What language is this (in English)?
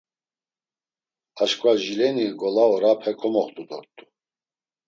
Laz